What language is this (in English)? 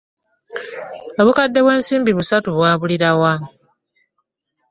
Ganda